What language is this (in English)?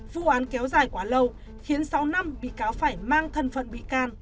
Vietnamese